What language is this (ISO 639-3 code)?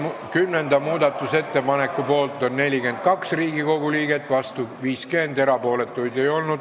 est